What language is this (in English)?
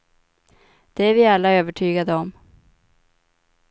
Swedish